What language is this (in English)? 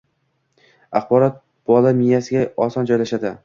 Uzbek